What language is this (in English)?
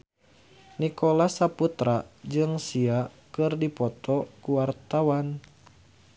Sundanese